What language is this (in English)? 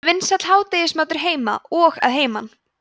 Icelandic